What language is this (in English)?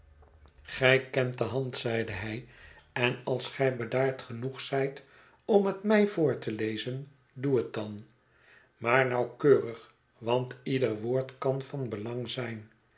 Dutch